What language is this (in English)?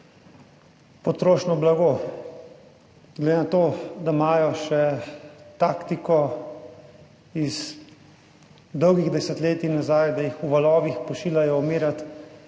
Slovenian